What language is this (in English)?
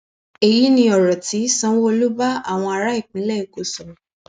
Yoruba